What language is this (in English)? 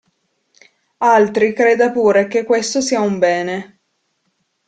Italian